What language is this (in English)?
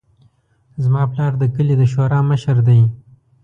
Pashto